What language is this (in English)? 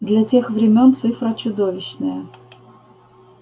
Russian